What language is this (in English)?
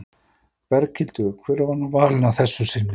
Icelandic